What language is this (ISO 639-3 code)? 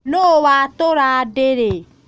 kik